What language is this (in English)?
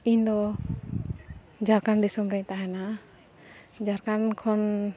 Santali